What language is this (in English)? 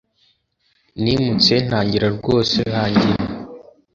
Kinyarwanda